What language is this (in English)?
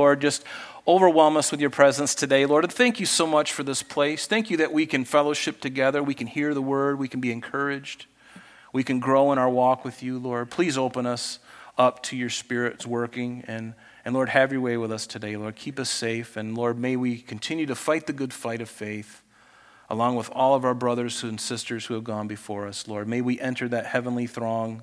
English